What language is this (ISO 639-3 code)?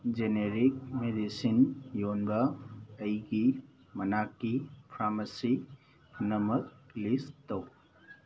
mni